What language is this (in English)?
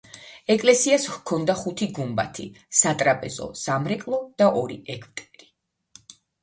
Georgian